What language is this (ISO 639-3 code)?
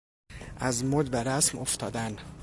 fas